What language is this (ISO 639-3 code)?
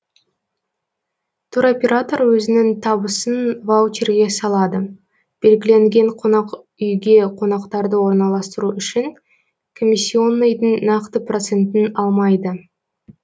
kaz